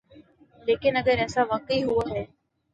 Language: Urdu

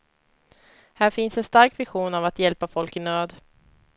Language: Swedish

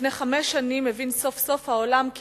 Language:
Hebrew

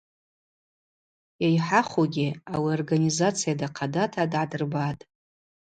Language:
Abaza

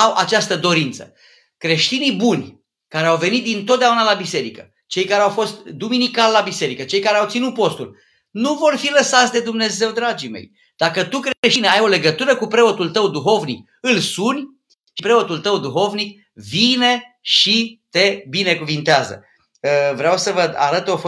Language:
Romanian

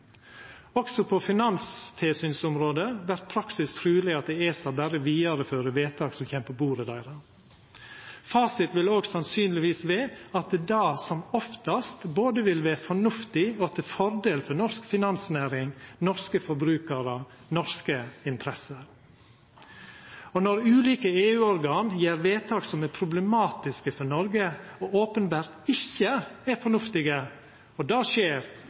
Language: Norwegian Nynorsk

